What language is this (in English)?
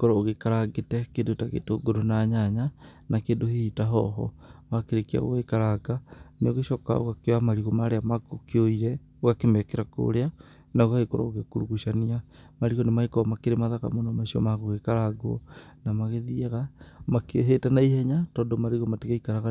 Kikuyu